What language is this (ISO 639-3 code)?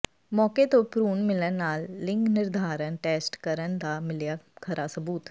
pan